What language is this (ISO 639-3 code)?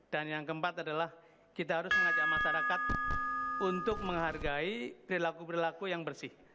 ind